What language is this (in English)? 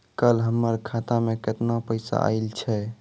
Maithili